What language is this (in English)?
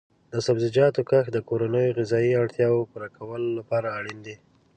Pashto